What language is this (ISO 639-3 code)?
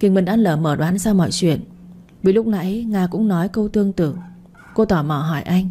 vie